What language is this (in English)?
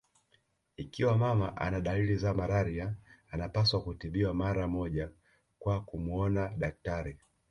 Swahili